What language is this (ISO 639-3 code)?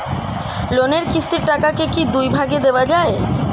ben